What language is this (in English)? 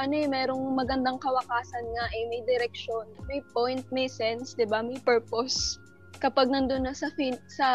Filipino